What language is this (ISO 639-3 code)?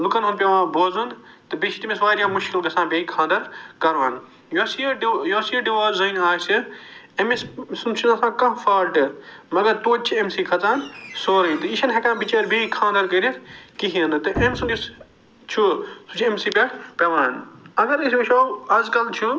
kas